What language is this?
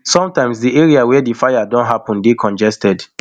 Nigerian Pidgin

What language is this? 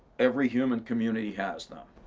English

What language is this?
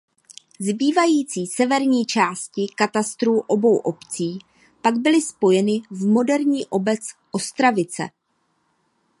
Czech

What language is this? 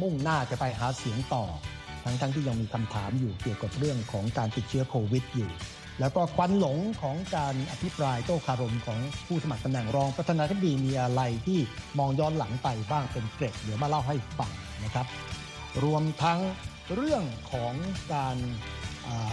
Thai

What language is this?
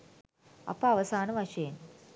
Sinhala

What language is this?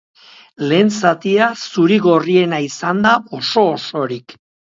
Basque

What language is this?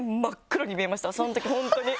Japanese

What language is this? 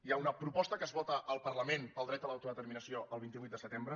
Catalan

